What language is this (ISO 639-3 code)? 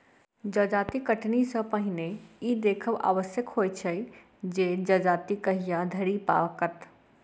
mai